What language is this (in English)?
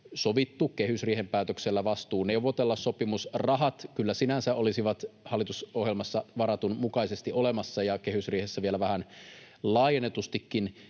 Finnish